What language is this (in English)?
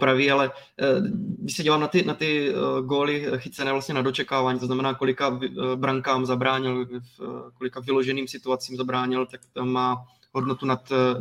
Czech